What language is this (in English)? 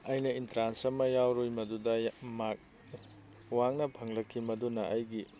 Manipuri